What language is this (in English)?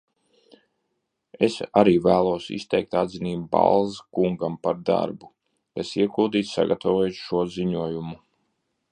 Latvian